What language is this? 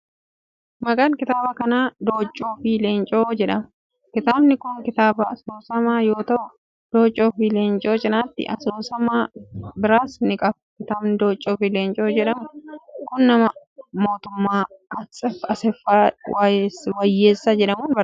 Oromo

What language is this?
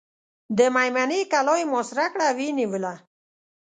Pashto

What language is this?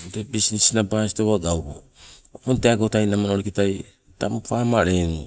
Sibe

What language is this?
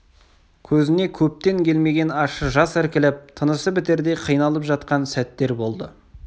Kazakh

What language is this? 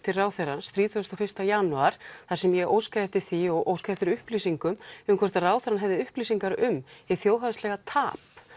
Icelandic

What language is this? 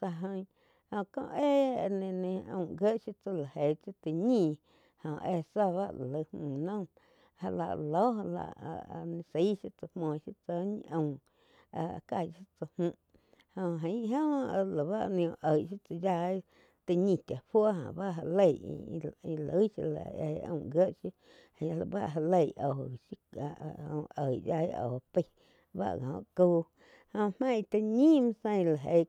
Quiotepec Chinantec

